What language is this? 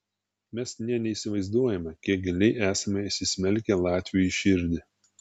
Lithuanian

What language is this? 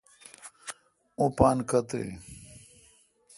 Kalkoti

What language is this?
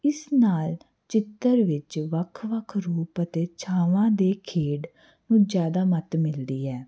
Punjabi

